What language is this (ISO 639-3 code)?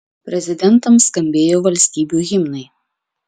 lit